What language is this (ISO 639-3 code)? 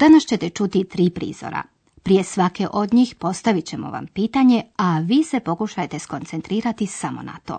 hrv